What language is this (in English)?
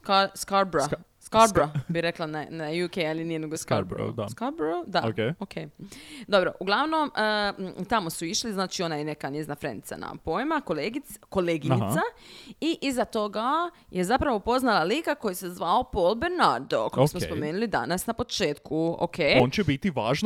Croatian